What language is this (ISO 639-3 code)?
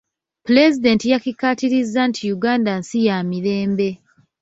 lug